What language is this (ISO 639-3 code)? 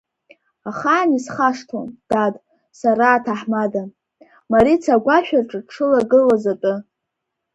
abk